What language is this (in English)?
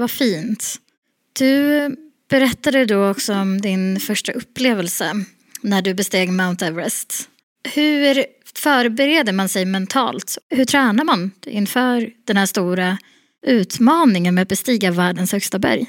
Swedish